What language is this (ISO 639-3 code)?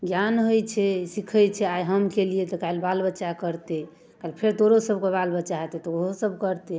mai